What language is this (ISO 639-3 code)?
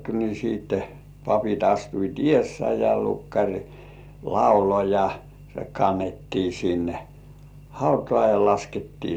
fin